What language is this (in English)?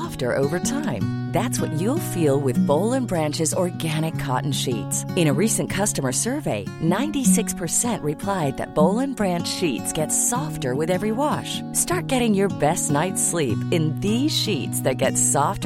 Swedish